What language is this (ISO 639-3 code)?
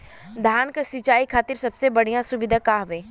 bho